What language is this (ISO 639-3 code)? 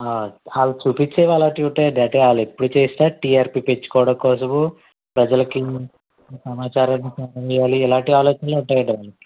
tel